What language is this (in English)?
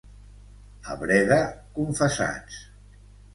Catalan